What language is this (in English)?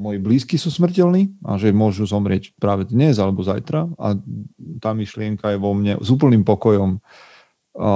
Slovak